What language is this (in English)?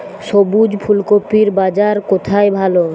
Bangla